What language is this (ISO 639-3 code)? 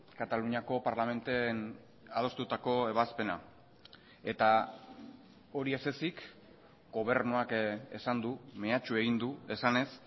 eus